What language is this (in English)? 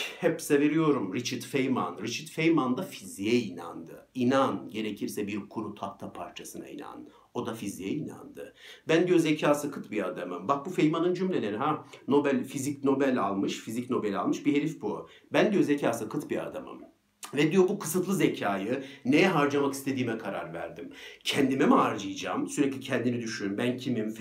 Turkish